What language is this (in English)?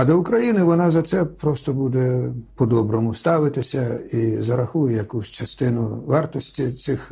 Ukrainian